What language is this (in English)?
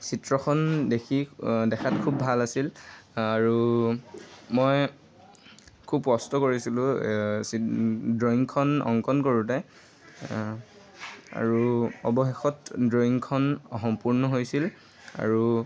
Assamese